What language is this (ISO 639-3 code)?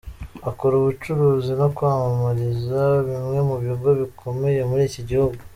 kin